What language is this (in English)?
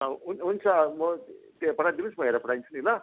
Nepali